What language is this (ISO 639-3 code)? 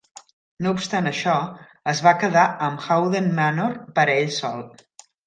cat